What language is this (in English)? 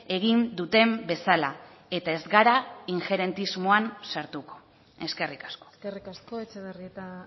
Basque